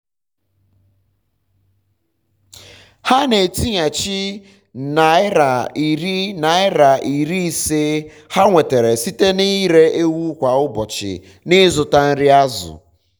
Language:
Igbo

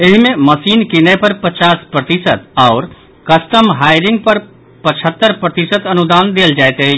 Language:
Maithili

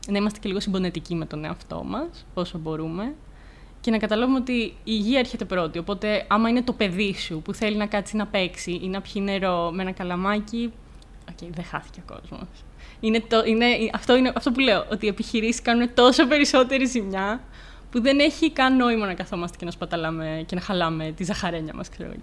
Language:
Greek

